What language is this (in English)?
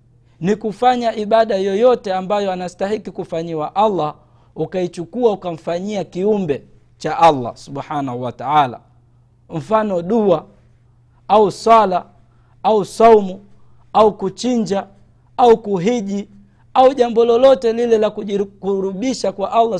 Swahili